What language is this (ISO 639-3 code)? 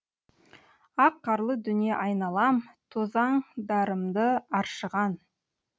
kaz